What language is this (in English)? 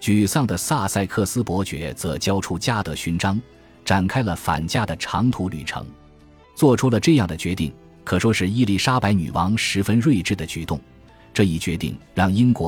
Chinese